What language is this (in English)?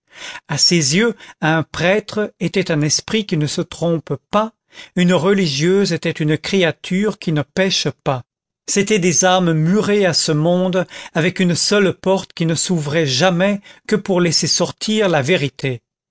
French